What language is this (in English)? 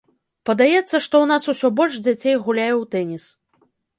Belarusian